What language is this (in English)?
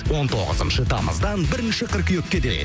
Kazakh